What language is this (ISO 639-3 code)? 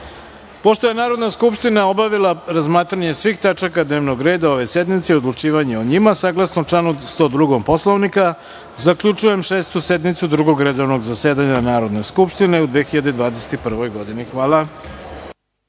srp